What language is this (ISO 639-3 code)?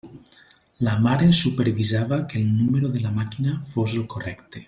cat